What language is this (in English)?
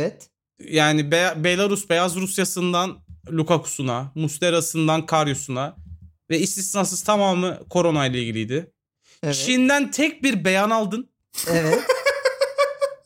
Turkish